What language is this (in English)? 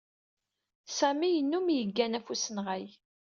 Kabyle